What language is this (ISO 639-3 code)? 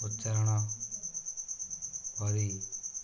ori